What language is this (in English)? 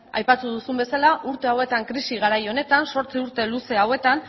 Basque